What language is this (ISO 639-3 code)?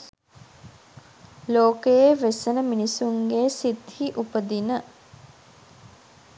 sin